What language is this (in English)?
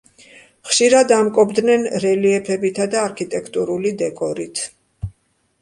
Georgian